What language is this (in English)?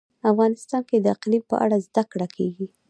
Pashto